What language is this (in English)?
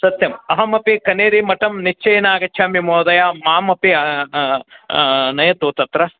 Sanskrit